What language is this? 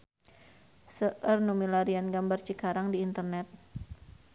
Sundanese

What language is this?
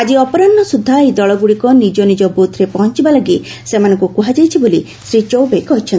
Odia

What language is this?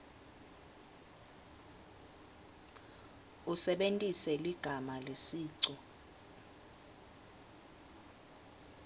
Swati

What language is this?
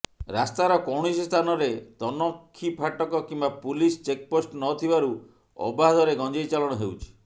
Odia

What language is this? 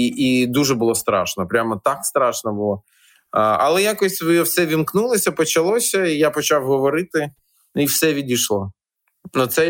Ukrainian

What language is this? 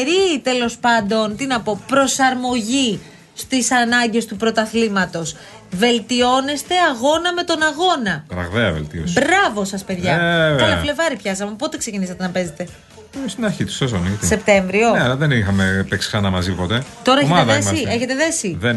Greek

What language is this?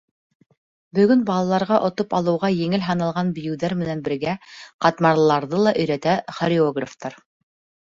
Bashkir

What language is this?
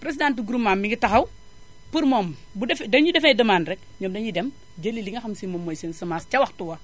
Wolof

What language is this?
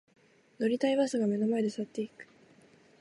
Japanese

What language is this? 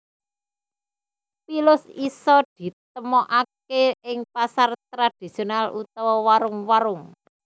Javanese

